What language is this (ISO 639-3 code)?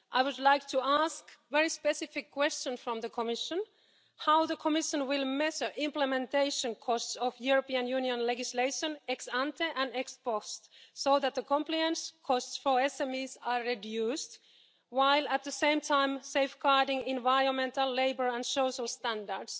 eng